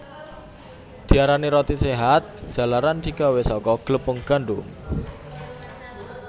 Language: Javanese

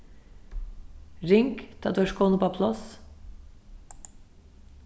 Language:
Faroese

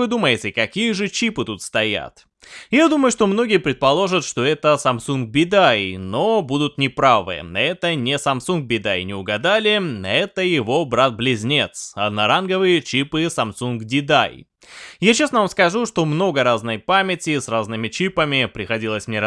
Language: Russian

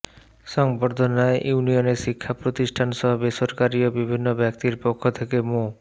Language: Bangla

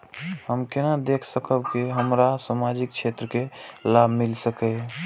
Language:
Maithili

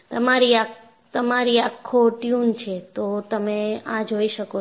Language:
Gujarati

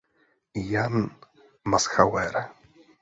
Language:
Czech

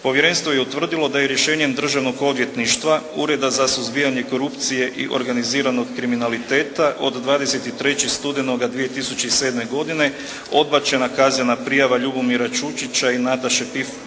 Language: Croatian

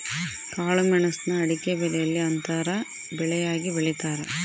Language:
Kannada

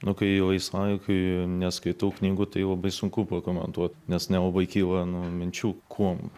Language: Lithuanian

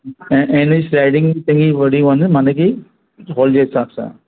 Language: Sindhi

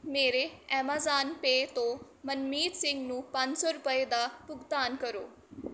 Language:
Punjabi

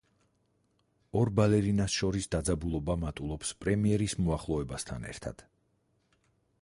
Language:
Georgian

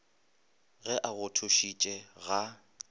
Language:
Northern Sotho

